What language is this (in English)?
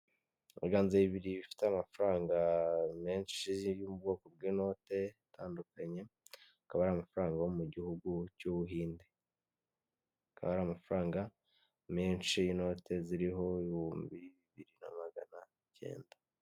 Kinyarwanda